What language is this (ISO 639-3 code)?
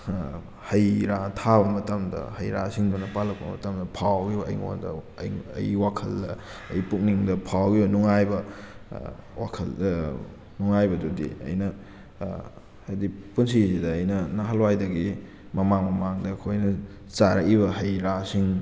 mni